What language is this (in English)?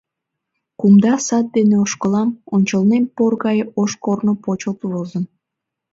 Mari